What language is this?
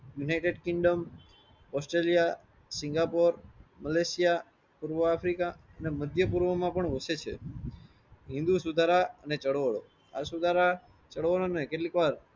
Gujarati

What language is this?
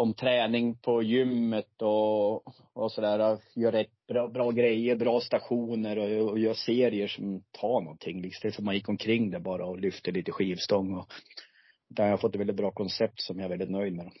Swedish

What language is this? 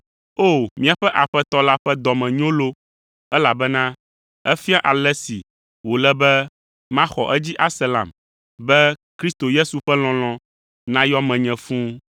Ewe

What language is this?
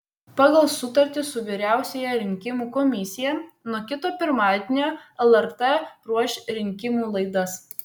Lithuanian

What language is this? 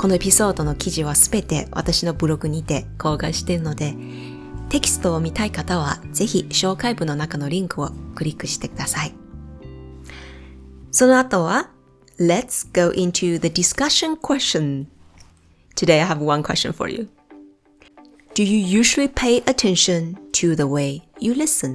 Japanese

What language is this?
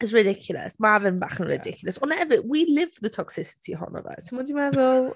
Welsh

